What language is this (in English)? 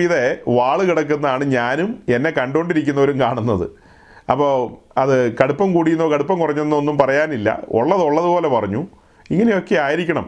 Malayalam